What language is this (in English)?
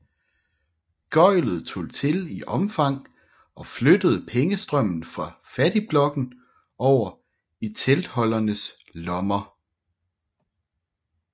Danish